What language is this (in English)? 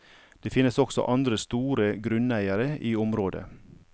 Norwegian